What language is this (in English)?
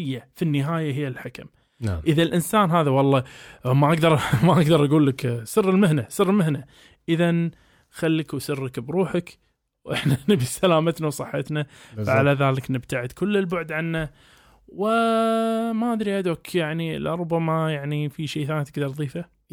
Arabic